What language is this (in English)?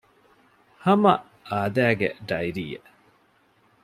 Divehi